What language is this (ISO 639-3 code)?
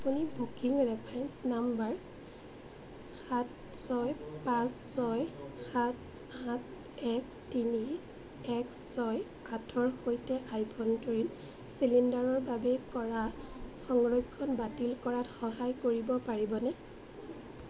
asm